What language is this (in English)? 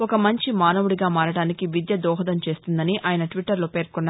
Telugu